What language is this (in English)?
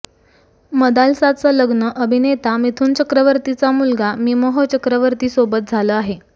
Marathi